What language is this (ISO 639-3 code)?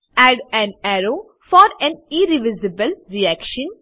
guj